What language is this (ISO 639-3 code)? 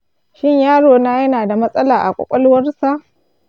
hau